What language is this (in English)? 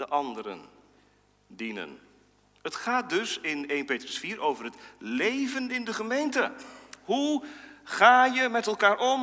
Dutch